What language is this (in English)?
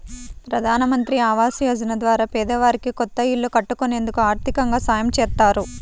Telugu